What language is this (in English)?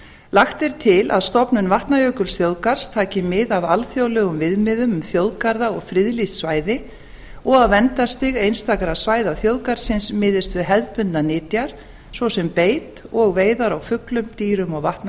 Icelandic